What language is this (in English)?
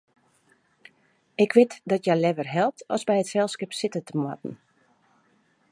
Western Frisian